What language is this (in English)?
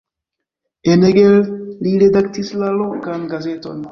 Esperanto